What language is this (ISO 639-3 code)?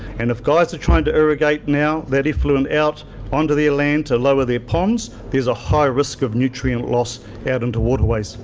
eng